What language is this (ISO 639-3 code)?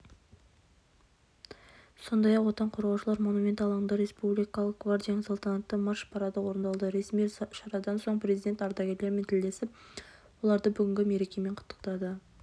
kaz